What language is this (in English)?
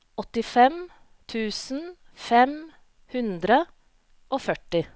Norwegian